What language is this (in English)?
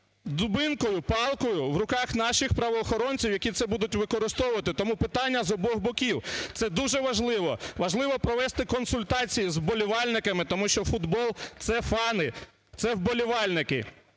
Ukrainian